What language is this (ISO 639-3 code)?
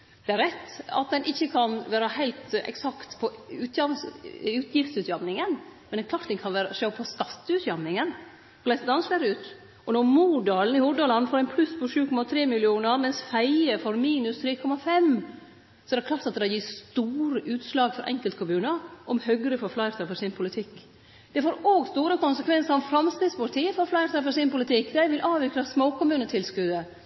nno